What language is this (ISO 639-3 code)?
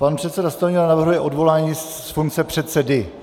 ces